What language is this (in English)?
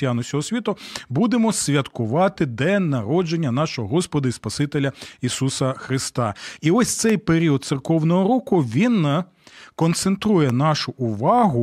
Ukrainian